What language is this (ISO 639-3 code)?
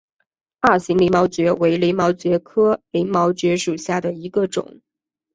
zho